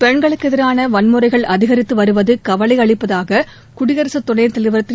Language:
Tamil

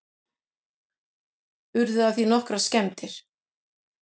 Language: Icelandic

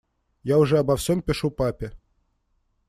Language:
Russian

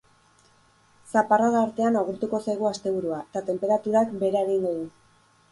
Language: Basque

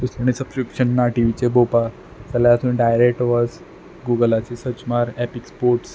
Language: Konkani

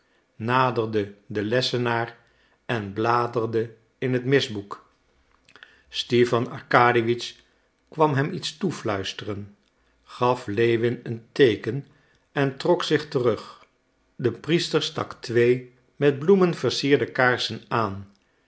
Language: Dutch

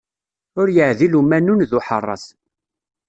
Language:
Kabyle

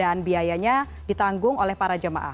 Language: Indonesian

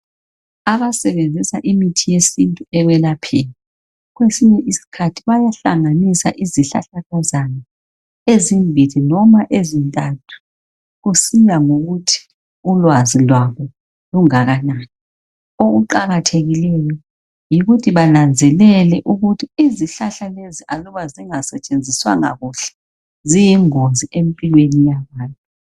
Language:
North Ndebele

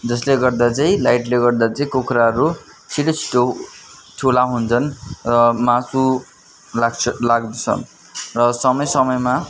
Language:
Nepali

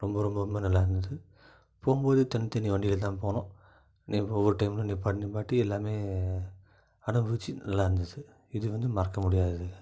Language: Tamil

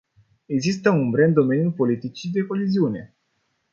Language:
Romanian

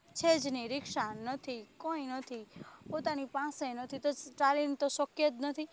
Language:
Gujarati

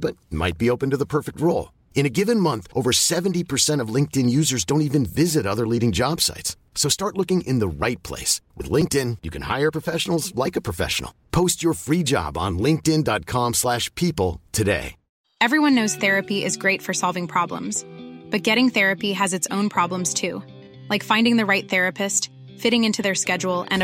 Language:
Persian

